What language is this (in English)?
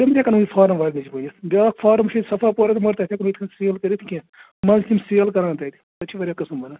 Kashmiri